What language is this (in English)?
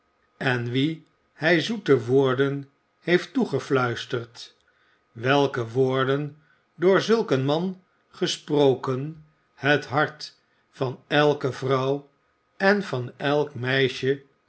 Dutch